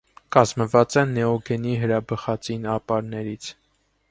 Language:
Armenian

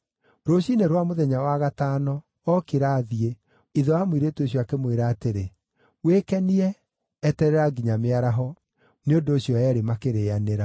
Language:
Kikuyu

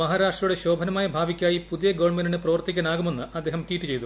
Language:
Malayalam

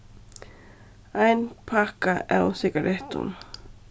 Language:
Faroese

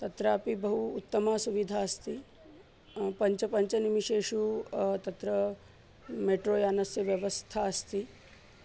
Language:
Sanskrit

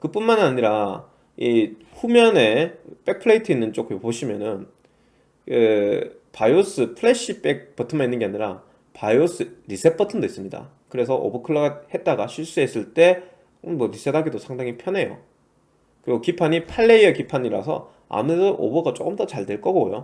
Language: Korean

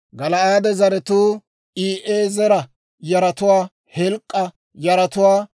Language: Dawro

